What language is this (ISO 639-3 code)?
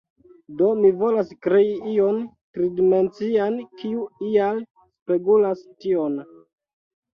epo